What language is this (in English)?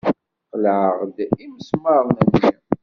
Kabyle